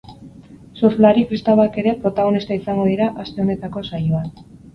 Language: Basque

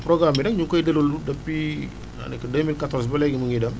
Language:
Wolof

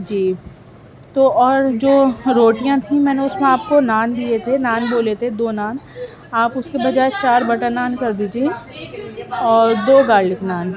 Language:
Urdu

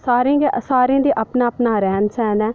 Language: Dogri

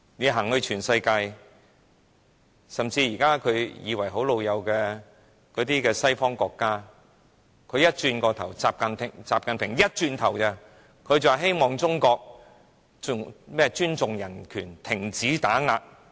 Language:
Cantonese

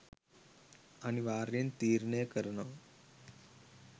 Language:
Sinhala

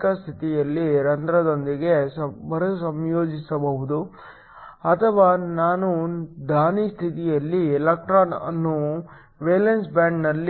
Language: Kannada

